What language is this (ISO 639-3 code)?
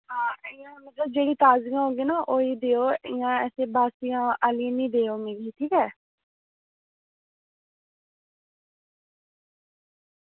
doi